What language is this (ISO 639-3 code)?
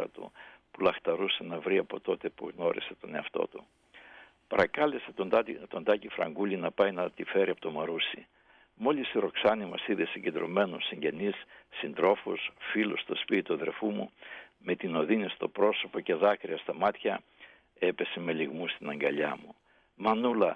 ell